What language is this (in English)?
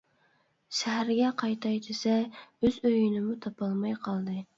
Uyghur